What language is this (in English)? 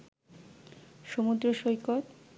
Bangla